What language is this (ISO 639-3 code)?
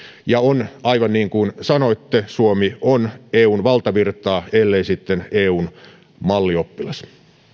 fin